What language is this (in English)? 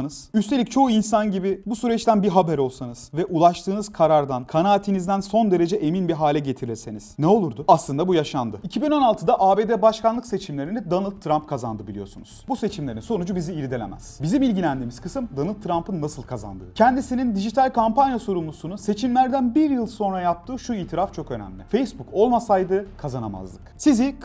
Turkish